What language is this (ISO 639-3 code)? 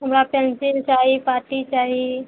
mai